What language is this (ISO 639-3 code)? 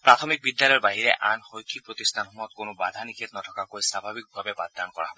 asm